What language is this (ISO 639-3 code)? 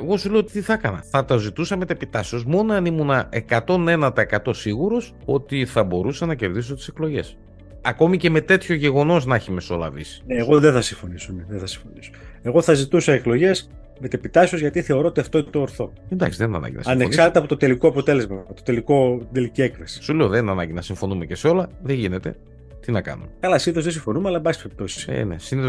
ell